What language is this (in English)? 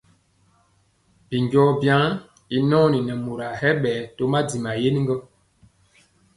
Mpiemo